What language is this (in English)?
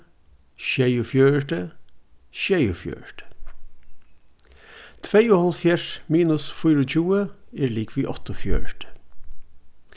Faroese